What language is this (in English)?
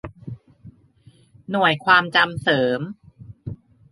Thai